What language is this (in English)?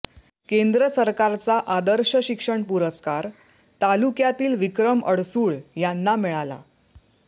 Marathi